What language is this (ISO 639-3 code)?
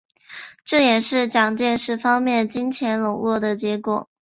zho